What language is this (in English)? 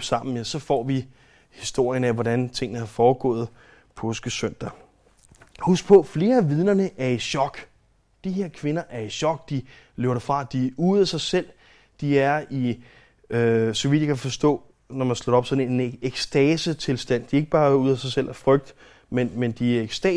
Danish